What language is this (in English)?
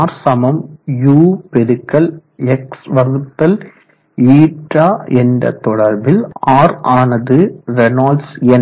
Tamil